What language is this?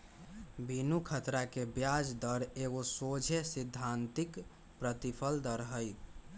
Magahi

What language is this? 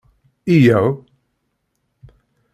Kabyle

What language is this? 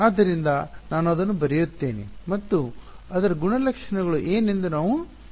Kannada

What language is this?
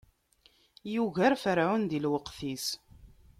Kabyle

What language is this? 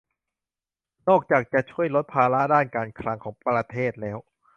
Thai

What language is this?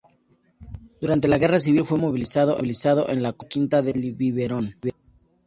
Spanish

